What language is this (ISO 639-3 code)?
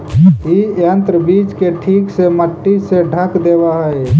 mag